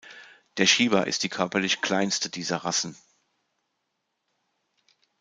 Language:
German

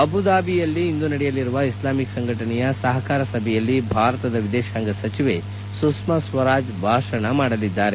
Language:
Kannada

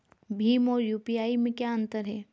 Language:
Hindi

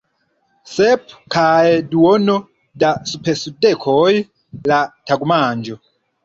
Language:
Esperanto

